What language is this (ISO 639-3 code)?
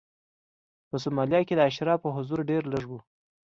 pus